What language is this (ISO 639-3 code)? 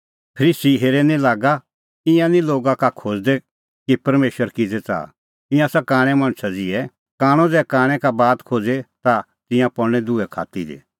kfx